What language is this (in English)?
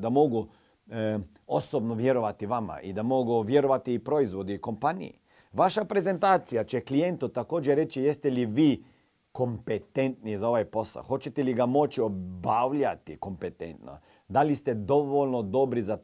Croatian